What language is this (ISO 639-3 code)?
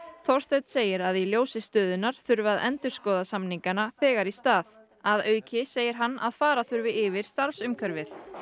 isl